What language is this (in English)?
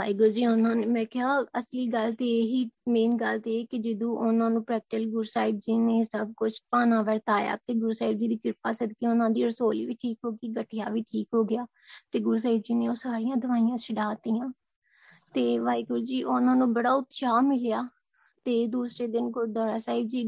Punjabi